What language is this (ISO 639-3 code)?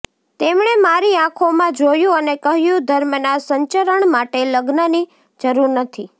guj